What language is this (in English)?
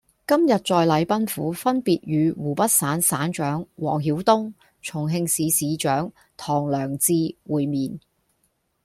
Cantonese